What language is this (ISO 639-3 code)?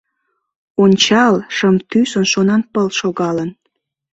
chm